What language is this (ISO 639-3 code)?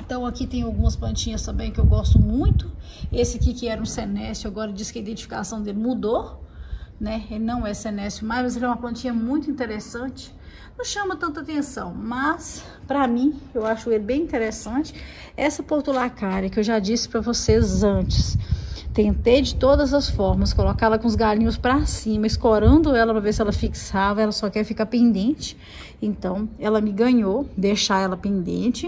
por